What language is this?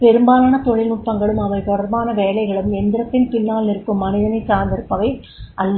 Tamil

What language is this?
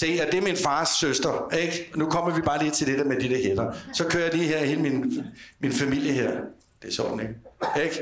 Danish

